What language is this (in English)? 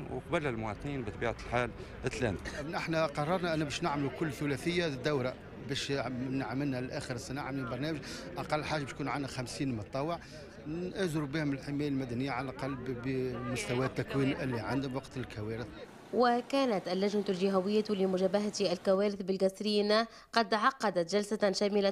Arabic